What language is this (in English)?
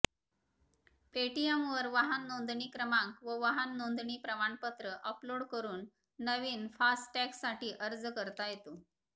Marathi